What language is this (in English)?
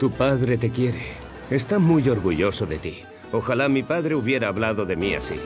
Spanish